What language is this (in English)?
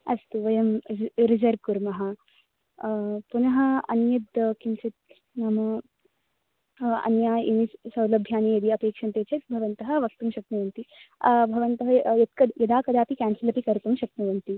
Sanskrit